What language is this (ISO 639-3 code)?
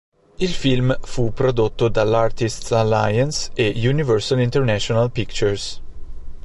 ita